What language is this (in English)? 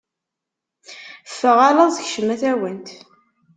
Kabyle